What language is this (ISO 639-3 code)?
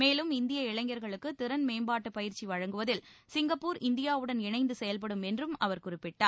tam